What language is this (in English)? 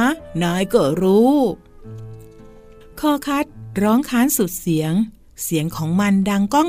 Thai